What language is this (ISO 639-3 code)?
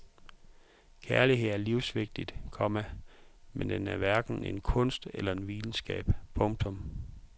dan